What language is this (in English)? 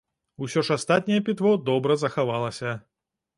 Belarusian